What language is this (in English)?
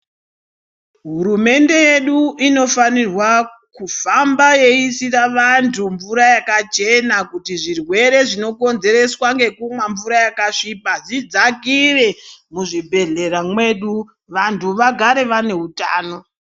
Ndau